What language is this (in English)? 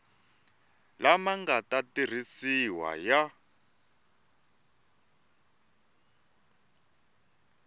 Tsonga